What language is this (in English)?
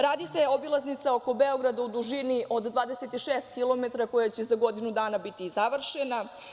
Serbian